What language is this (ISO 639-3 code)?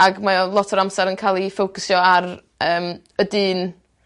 cym